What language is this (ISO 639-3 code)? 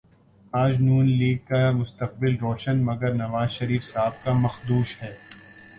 urd